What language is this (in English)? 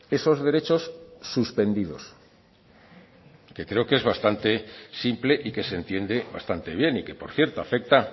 Spanish